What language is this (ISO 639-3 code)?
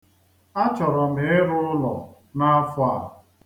ibo